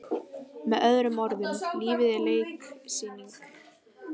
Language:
Icelandic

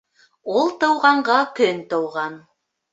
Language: Bashkir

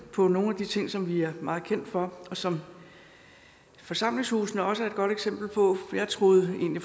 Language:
Danish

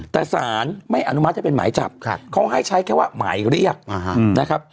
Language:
Thai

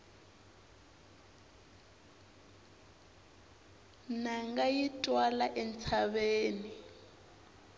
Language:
Tsonga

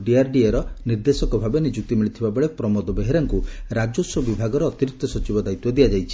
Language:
Odia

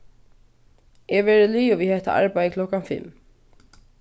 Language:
Faroese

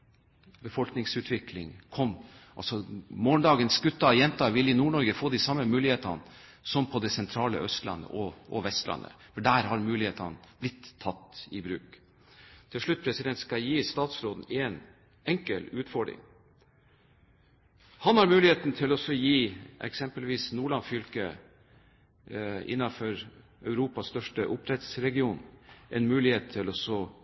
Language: Norwegian Bokmål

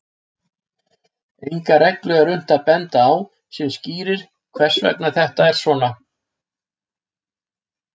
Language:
Icelandic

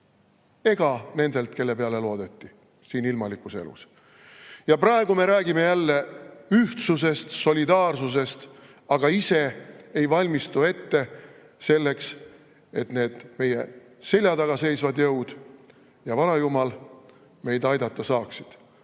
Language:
Estonian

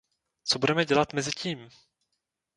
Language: Czech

